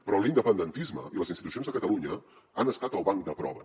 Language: Catalan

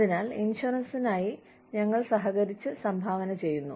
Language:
Malayalam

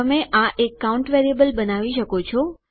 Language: Gujarati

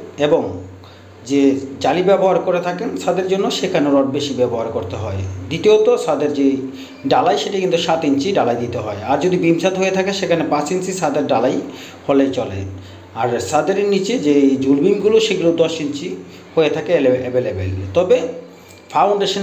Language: Bangla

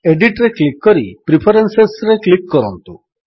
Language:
Odia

